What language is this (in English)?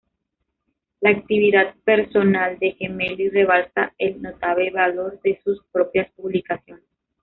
Spanish